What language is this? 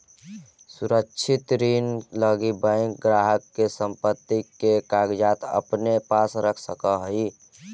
Magahi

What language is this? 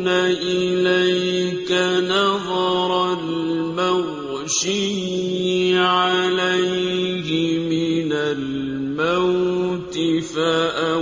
Arabic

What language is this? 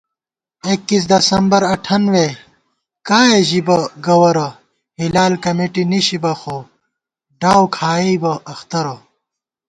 Gawar-Bati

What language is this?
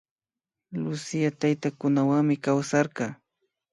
Imbabura Highland Quichua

